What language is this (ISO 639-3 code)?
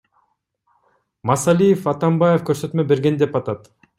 kir